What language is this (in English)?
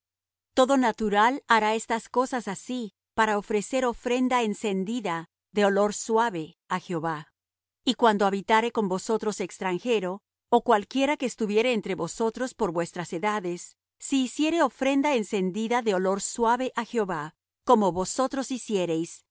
Spanish